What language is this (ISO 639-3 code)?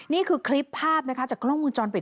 tha